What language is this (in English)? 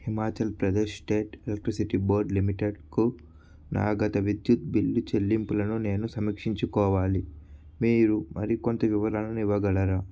Telugu